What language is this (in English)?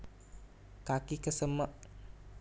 Javanese